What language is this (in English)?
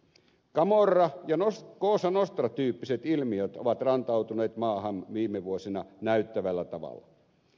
Finnish